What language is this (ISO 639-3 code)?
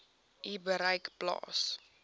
afr